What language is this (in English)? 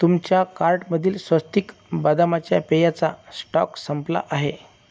Marathi